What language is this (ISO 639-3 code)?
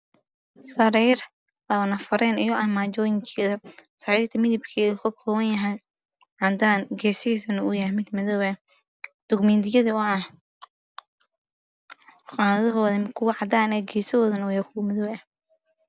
som